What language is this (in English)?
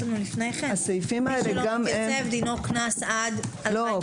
Hebrew